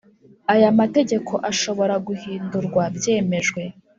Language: Kinyarwanda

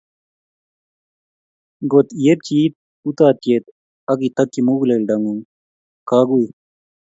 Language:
Kalenjin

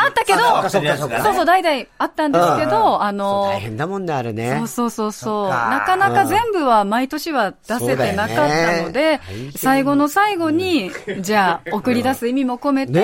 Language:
Japanese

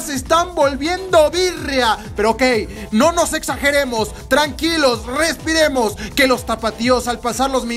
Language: Spanish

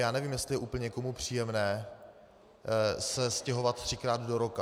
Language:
Czech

